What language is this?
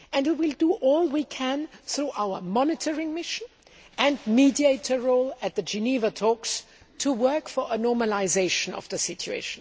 English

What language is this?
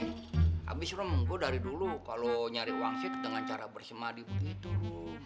Indonesian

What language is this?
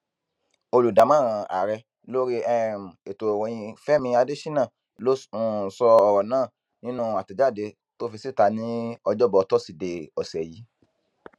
Yoruba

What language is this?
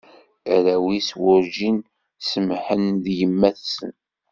Kabyle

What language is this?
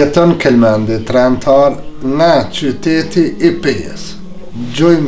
Turkish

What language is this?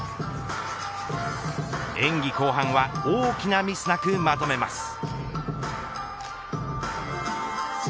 Japanese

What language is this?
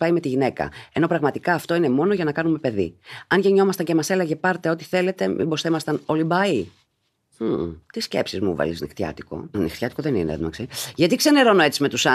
Greek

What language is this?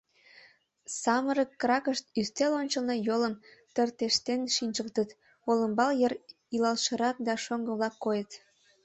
Mari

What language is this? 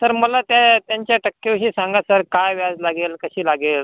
Marathi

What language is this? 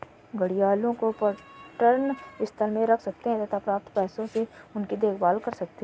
Hindi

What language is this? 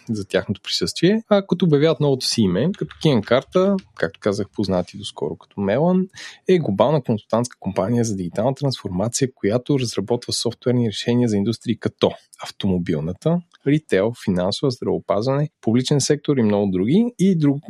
Bulgarian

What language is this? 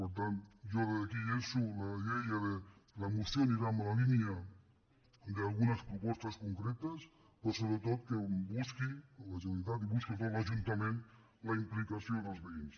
Catalan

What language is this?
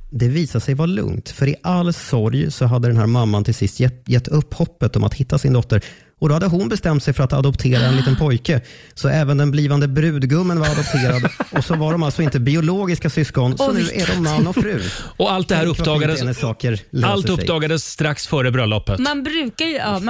Swedish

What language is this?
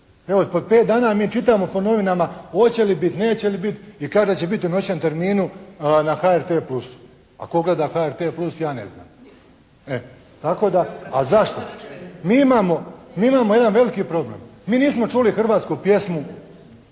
Croatian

